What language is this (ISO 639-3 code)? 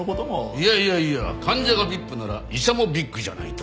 jpn